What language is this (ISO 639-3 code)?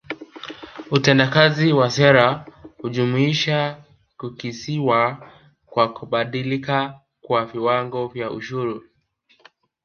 swa